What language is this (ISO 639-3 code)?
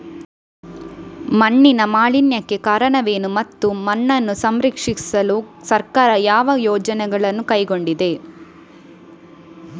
kan